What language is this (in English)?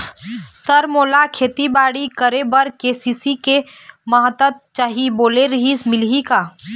Chhattisgarhi